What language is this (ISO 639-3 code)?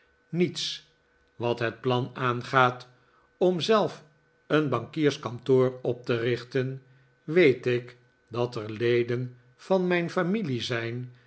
nld